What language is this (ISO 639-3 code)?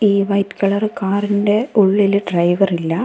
mal